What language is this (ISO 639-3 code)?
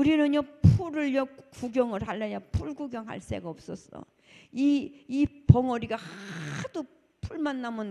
kor